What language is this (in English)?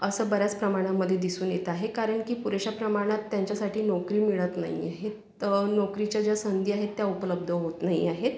Marathi